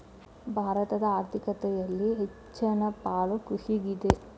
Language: Kannada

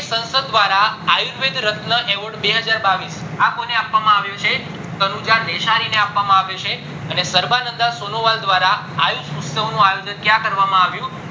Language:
Gujarati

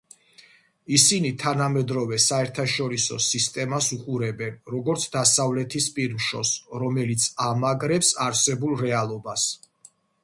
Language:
Georgian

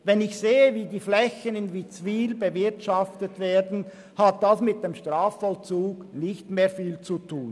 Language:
Swiss German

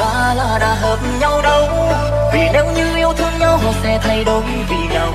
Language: Vietnamese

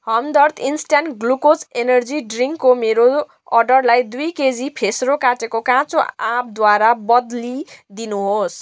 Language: Nepali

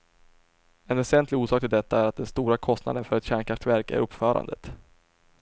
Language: Swedish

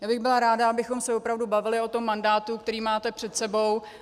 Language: Czech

